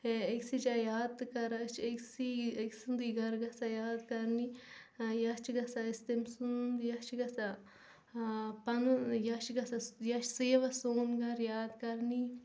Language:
Kashmiri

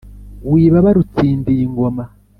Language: Kinyarwanda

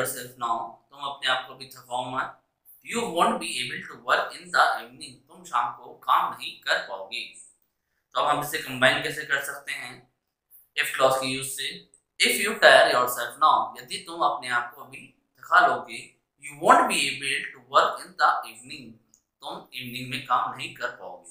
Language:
Hindi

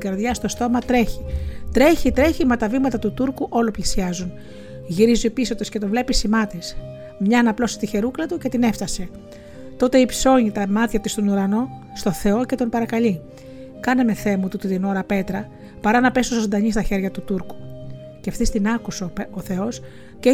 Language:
Greek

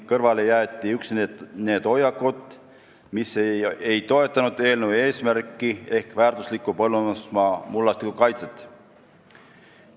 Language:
Estonian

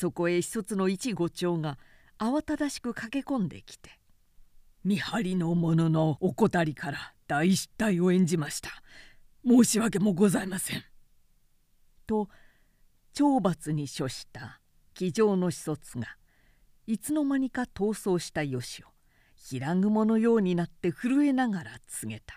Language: Japanese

